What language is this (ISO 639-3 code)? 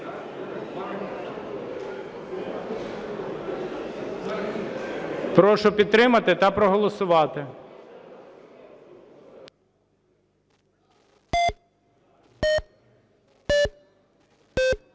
ukr